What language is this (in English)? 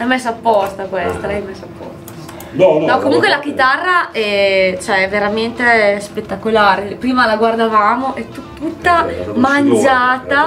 Italian